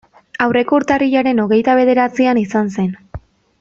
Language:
Basque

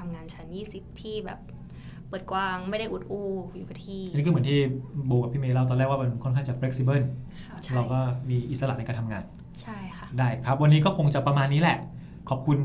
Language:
Thai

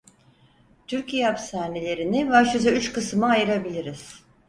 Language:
Turkish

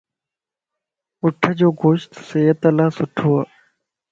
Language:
Lasi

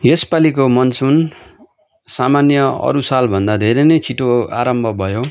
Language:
Nepali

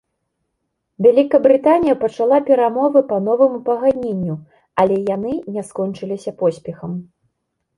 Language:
Belarusian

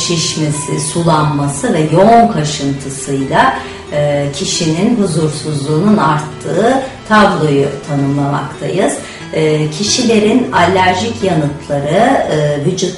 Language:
Turkish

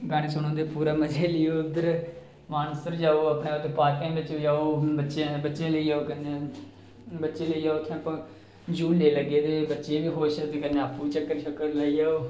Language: Dogri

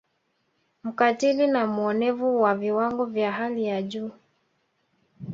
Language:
Swahili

